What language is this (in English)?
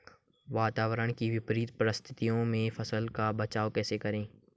Hindi